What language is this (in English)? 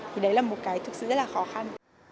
Vietnamese